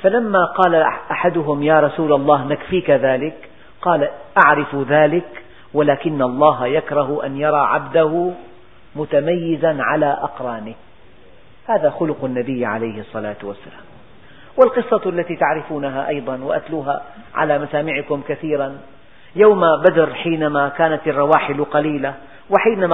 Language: Arabic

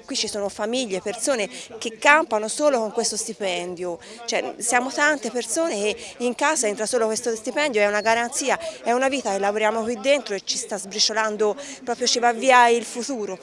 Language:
Italian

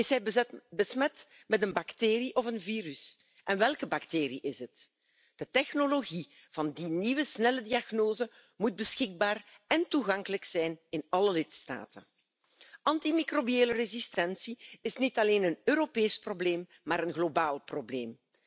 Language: Dutch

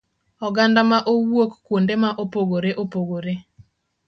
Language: Luo (Kenya and Tanzania)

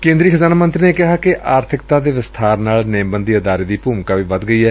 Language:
Punjabi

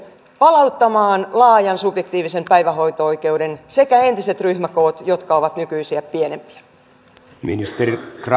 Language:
Finnish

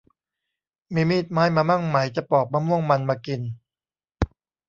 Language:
Thai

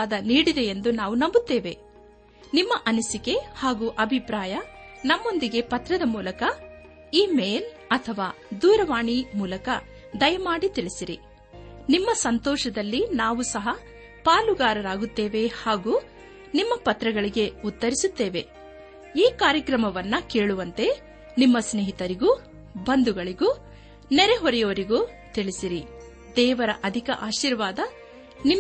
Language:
Kannada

